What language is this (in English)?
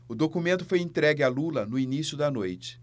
Portuguese